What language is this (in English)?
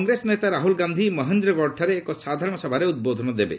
Odia